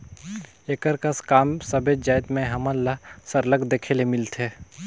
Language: Chhattisgarhi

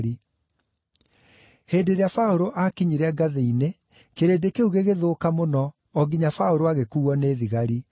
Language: Kikuyu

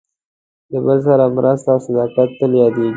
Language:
Pashto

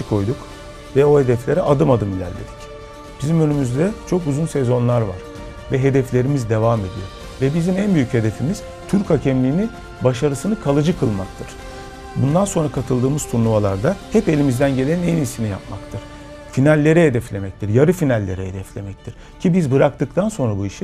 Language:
Turkish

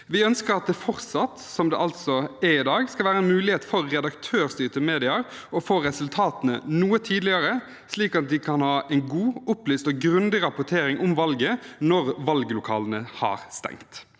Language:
Norwegian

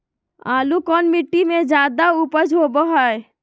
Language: Magahi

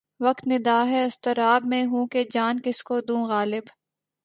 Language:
Urdu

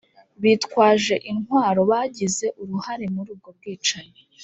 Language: Kinyarwanda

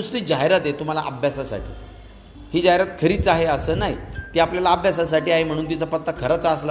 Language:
Marathi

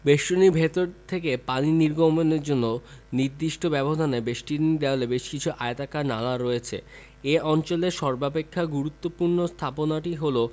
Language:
Bangla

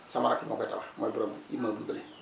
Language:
Wolof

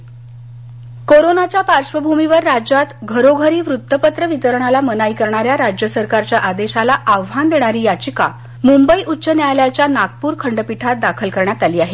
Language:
Marathi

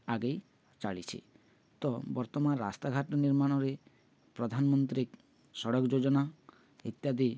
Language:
Odia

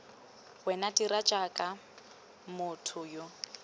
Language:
Tswana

